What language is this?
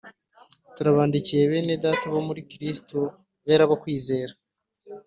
Kinyarwanda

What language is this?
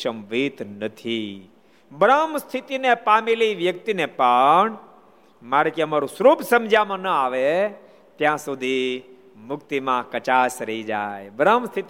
Gujarati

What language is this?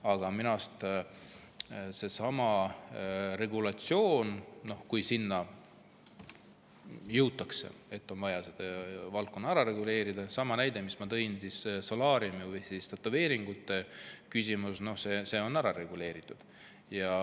Estonian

